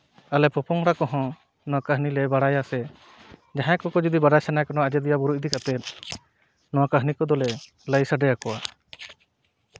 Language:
Santali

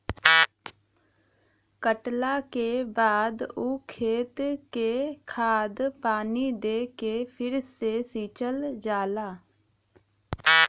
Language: Bhojpuri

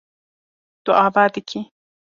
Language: Kurdish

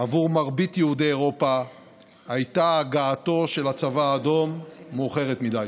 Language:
Hebrew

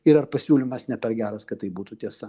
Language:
Lithuanian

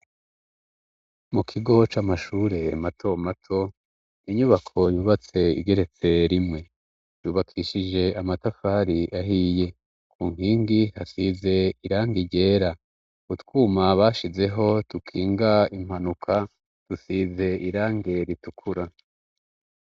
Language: Rundi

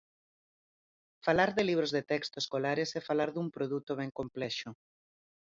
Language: Galician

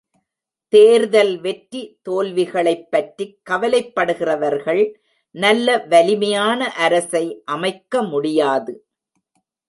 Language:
Tamil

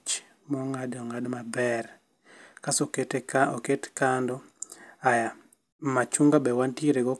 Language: Luo (Kenya and Tanzania)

